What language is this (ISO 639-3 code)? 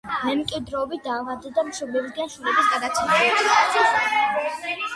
kat